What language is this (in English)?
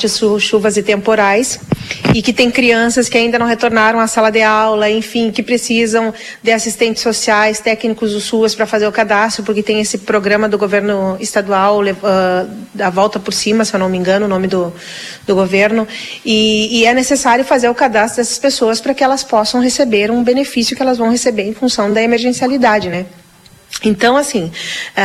Portuguese